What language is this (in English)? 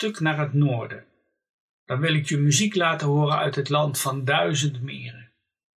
Dutch